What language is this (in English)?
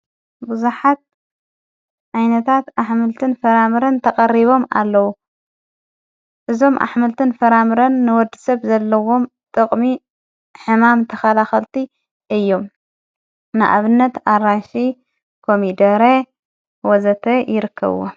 Tigrinya